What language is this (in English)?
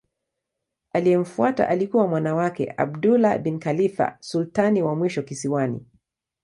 Swahili